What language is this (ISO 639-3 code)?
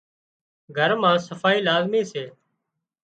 kxp